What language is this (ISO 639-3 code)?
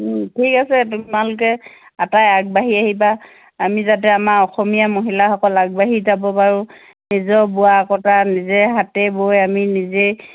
asm